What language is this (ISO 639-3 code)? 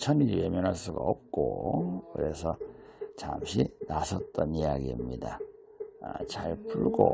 kor